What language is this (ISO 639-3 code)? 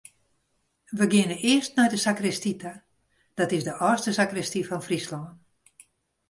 fry